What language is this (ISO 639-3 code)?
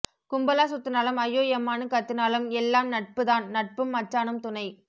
tam